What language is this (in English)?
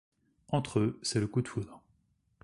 French